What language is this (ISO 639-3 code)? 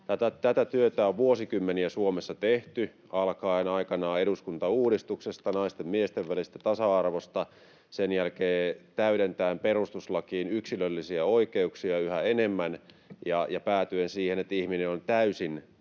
fin